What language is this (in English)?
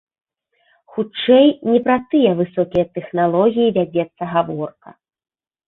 Belarusian